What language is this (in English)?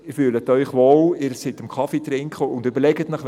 Swiss German